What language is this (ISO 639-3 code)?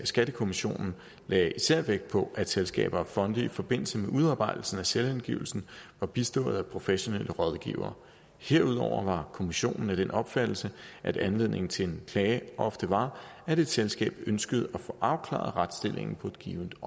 dan